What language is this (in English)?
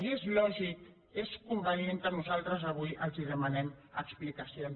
Catalan